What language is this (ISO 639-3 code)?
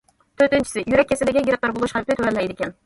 uig